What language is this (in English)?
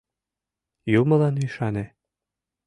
Mari